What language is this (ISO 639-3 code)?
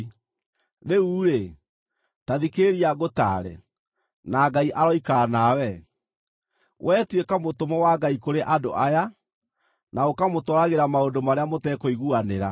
kik